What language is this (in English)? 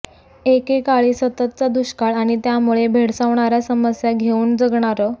Marathi